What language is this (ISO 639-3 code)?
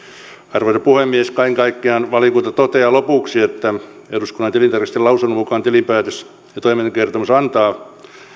fin